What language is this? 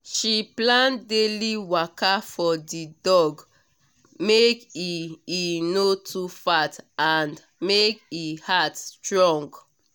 Nigerian Pidgin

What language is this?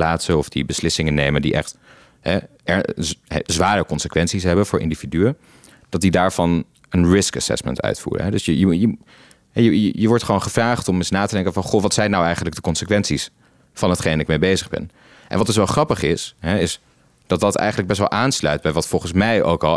Dutch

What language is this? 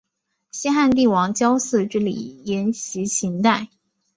Chinese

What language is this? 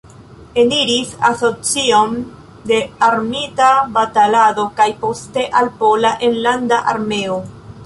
Esperanto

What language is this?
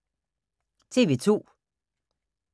Danish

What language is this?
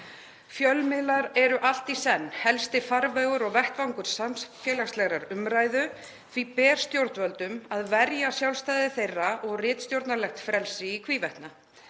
Icelandic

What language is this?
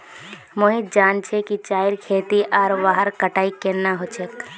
Magahi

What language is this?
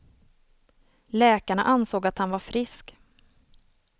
Swedish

